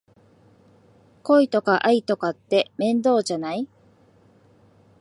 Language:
Japanese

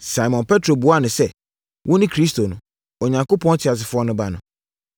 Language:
Akan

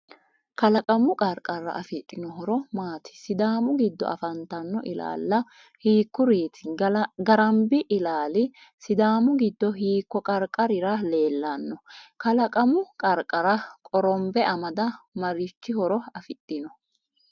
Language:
Sidamo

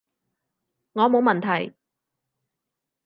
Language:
Cantonese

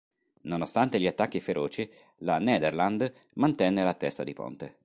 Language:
Italian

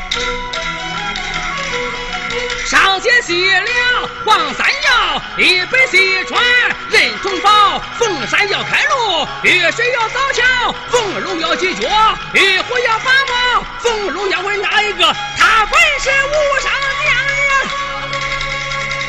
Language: Chinese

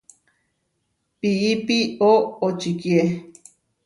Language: Huarijio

